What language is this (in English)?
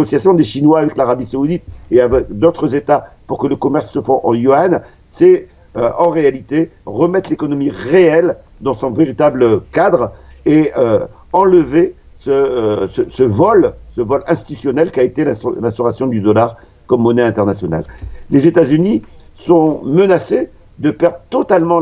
French